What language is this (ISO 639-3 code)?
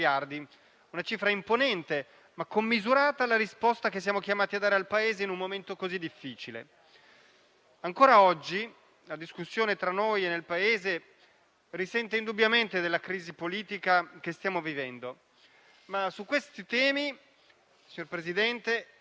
ita